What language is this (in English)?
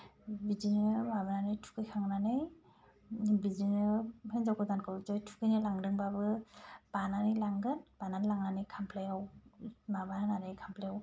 Bodo